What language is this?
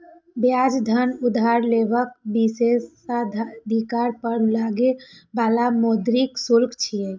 Maithili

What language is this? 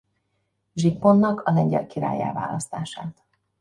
Hungarian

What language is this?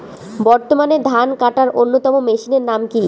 Bangla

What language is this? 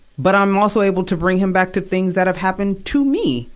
English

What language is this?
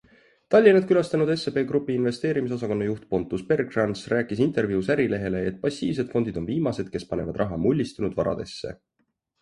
Estonian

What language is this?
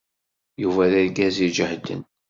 Kabyle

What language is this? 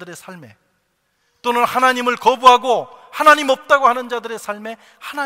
Korean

